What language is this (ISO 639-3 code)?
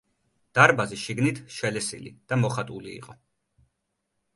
kat